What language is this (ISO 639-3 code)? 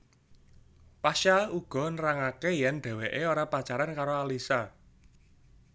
jav